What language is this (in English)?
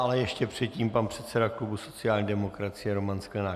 Czech